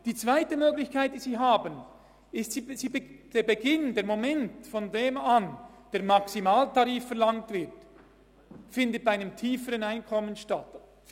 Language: Swiss German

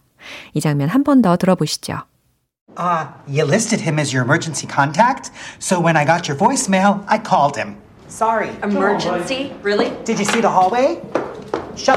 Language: Korean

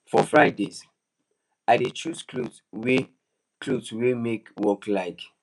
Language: Nigerian Pidgin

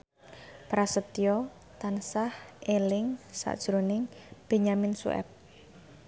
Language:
Javanese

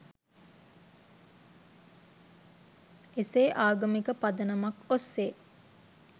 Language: Sinhala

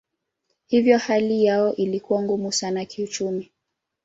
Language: Swahili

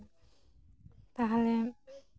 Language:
Santali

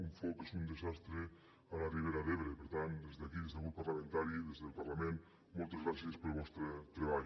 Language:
Catalan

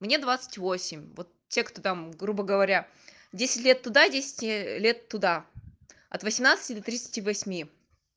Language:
Russian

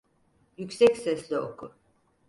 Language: Turkish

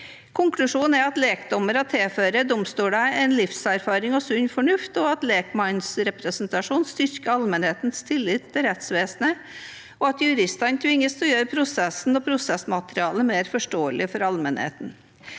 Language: Norwegian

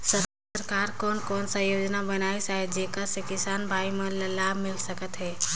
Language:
Chhattisgarhi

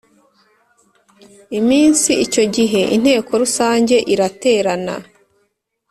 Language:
Kinyarwanda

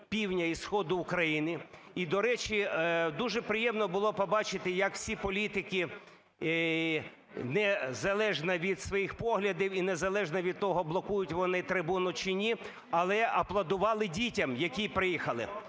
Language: Ukrainian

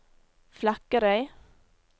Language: Norwegian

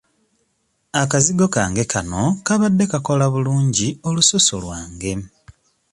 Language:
Ganda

